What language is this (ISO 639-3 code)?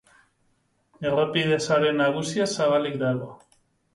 eus